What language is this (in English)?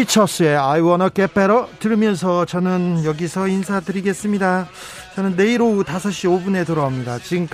Korean